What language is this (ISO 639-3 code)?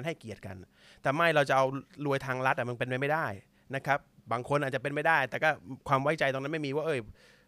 tha